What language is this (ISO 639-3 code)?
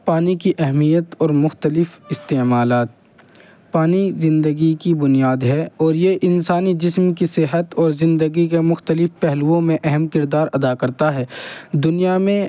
urd